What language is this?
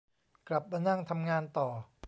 Thai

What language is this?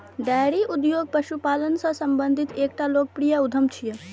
Maithili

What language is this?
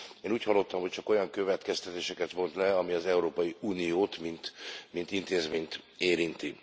Hungarian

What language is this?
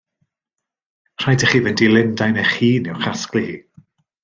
Welsh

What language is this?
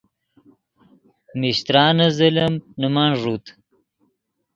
Yidgha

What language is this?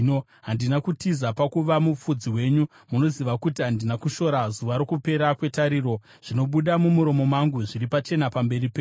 Shona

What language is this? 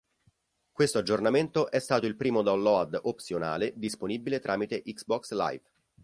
Italian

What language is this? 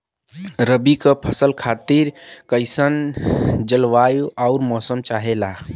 Bhojpuri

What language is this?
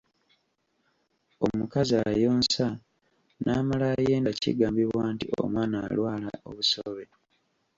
Ganda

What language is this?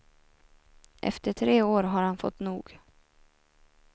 Swedish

